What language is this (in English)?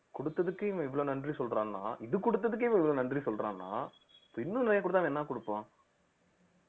Tamil